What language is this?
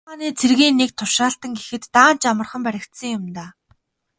Mongolian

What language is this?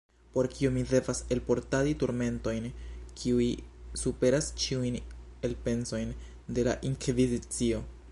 Esperanto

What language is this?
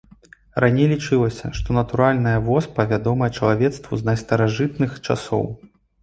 Belarusian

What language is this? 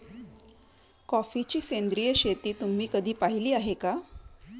Marathi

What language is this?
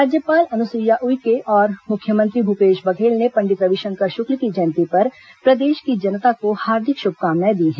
Hindi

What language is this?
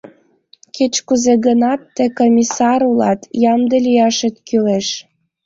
Mari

